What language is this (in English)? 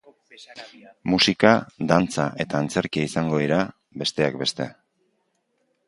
Basque